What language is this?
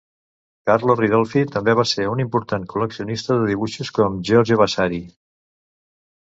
Catalan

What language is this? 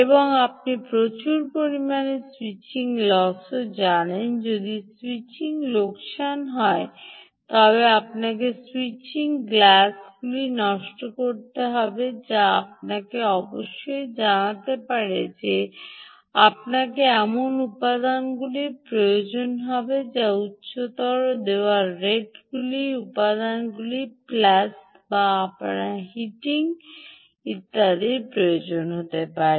Bangla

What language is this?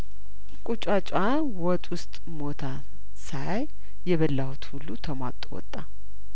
Amharic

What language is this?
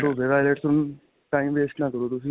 Punjabi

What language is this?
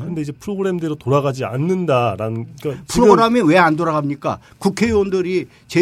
Korean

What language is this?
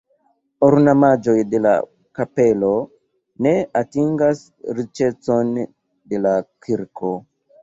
Esperanto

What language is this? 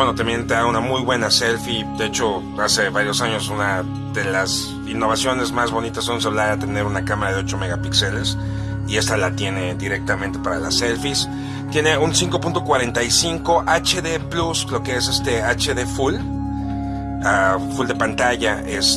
Spanish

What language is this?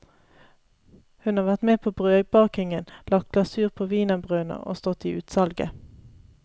Norwegian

